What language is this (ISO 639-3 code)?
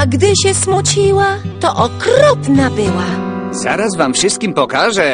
pol